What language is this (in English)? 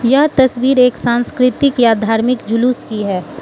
Hindi